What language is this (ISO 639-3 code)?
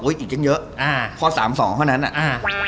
tha